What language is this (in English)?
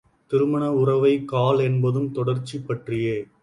Tamil